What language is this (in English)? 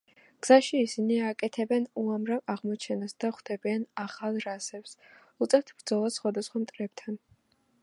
Georgian